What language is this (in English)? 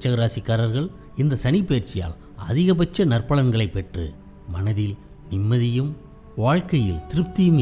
Tamil